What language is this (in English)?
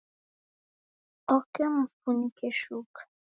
Taita